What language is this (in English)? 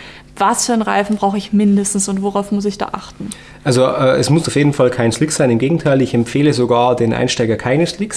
German